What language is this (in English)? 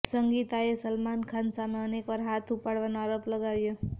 Gujarati